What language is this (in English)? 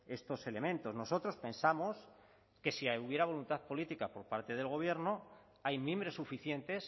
Spanish